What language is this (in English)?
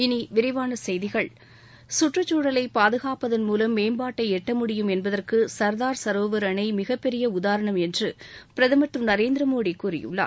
Tamil